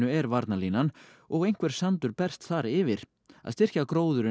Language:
Icelandic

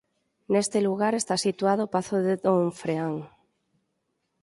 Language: Galician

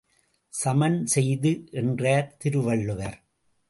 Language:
Tamil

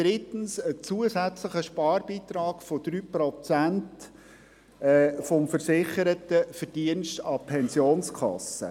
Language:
Swiss German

